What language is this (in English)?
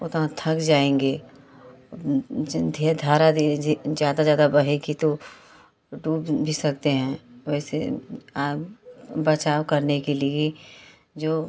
Hindi